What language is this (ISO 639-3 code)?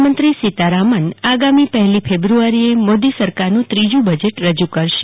guj